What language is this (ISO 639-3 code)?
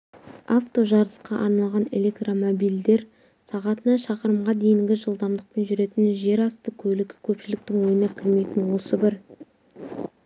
kaz